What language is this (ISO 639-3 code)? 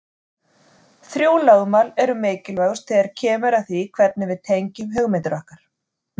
isl